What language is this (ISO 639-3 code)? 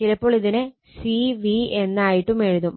mal